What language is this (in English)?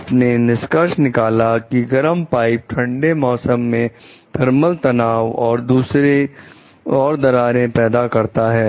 Hindi